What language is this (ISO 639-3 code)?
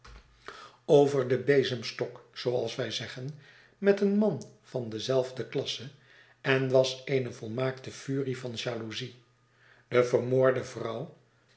nld